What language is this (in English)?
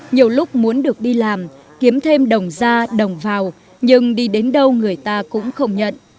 Vietnamese